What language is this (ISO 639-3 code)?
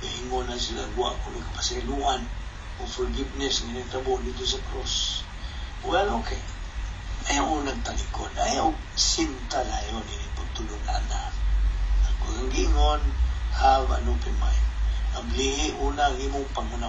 fil